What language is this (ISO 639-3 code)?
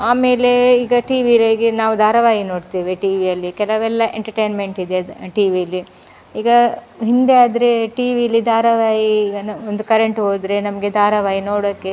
kan